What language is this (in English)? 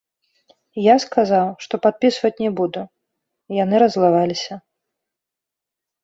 Belarusian